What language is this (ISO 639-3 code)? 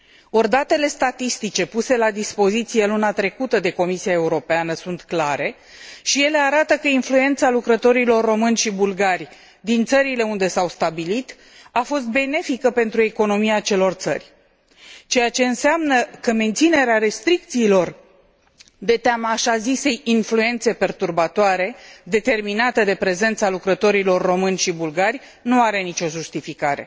ron